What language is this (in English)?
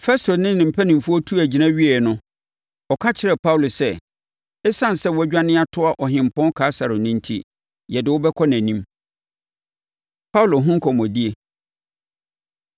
Akan